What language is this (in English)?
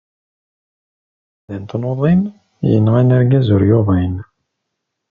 Kabyle